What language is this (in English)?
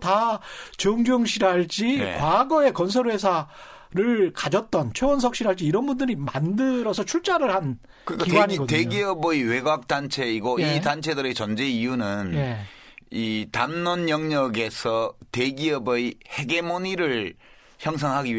Korean